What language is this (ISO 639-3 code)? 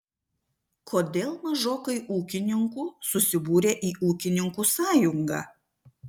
lit